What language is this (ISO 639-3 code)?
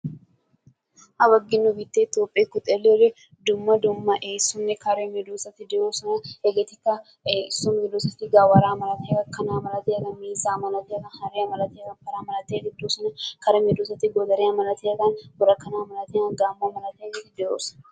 wal